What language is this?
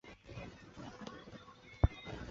Chinese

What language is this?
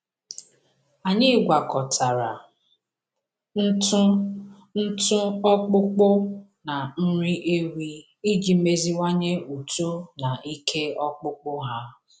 Igbo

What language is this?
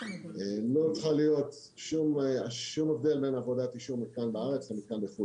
Hebrew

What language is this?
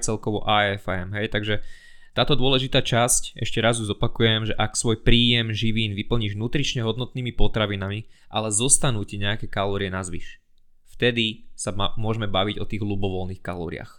Slovak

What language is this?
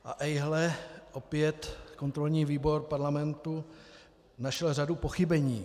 Czech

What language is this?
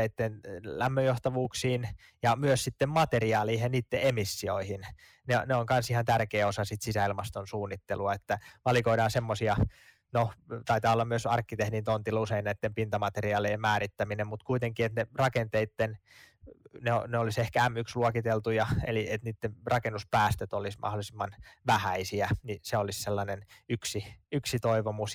Finnish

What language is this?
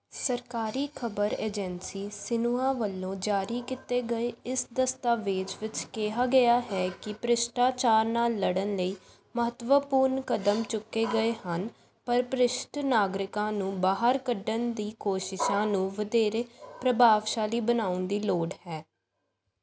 Punjabi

